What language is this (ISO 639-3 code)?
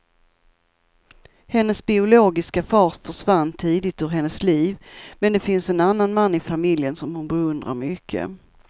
swe